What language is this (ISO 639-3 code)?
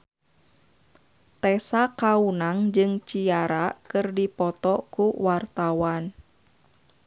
sun